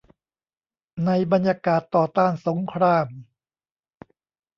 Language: Thai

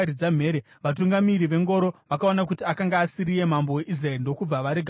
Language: Shona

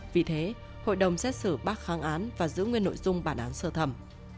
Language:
Vietnamese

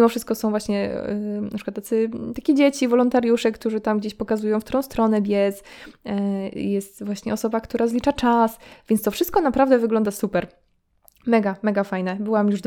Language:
Polish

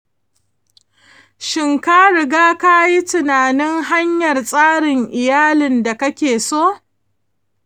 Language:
Hausa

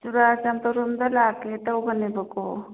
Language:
Manipuri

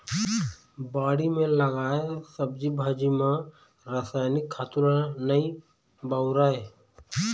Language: Chhattisgarhi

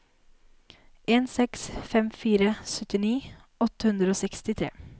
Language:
Norwegian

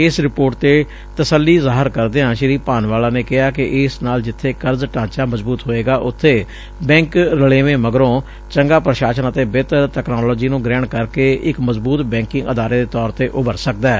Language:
Punjabi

